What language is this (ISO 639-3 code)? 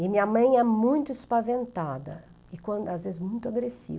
por